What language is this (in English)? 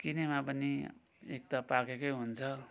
Nepali